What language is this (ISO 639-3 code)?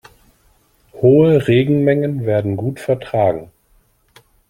deu